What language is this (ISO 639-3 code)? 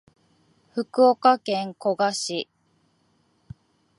jpn